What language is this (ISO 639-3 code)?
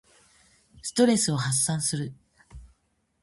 jpn